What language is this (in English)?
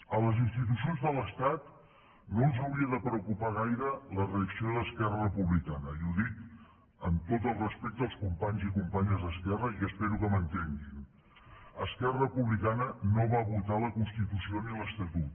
Catalan